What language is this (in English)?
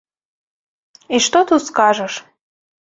Belarusian